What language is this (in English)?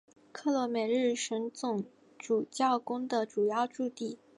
Chinese